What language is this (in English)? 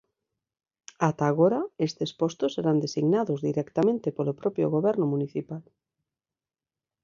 Galician